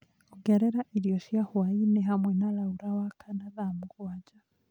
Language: Kikuyu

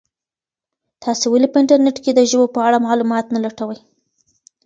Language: Pashto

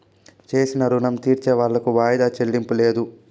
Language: Telugu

